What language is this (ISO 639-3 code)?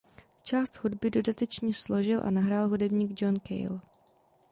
ces